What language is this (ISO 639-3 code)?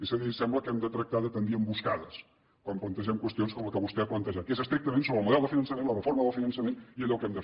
cat